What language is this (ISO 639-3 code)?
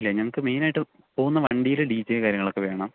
mal